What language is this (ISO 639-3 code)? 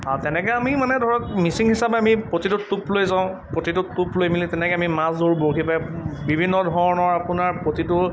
asm